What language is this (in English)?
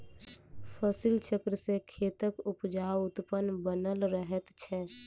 Maithili